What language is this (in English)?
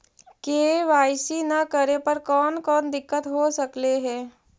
Magahi